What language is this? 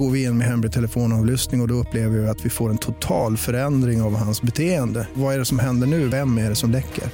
Swedish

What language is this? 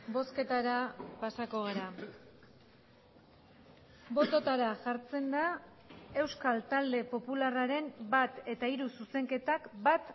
Basque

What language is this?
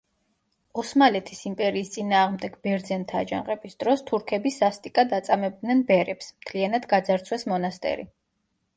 Georgian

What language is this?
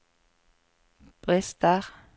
Norwegian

